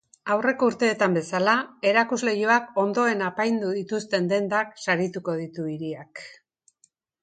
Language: Basque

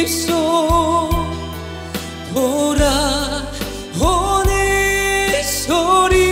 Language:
Korean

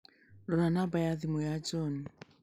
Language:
Kikuyu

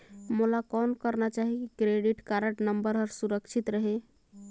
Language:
Chhattisgarhi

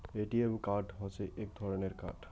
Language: Bangla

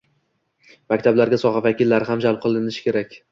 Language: Uzbek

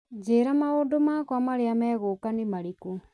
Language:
Kikuyu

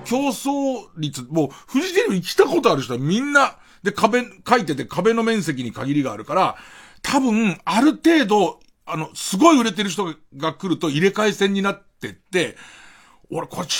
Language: Japanese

